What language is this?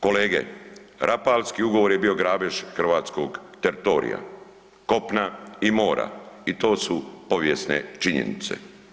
Croatian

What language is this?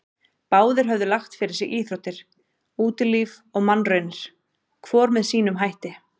Icelandic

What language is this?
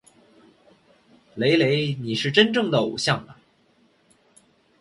Chinese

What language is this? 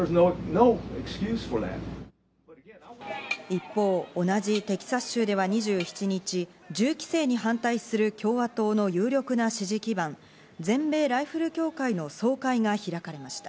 Japanese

